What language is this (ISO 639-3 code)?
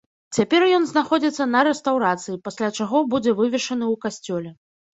bel